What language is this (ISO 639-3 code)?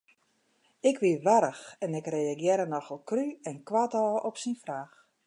fry